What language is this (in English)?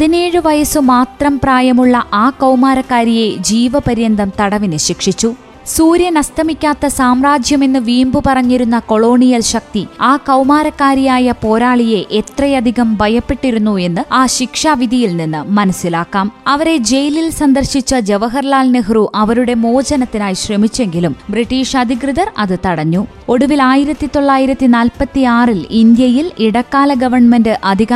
Malayalam